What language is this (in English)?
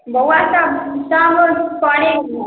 Maithili